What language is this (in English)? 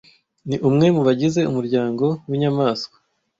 Kinyarwanda